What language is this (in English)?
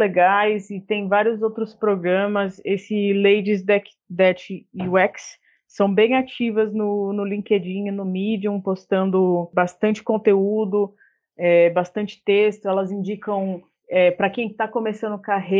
Portuguese